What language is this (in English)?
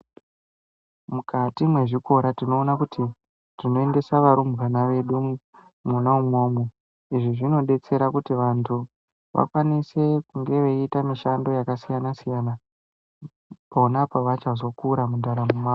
Ndau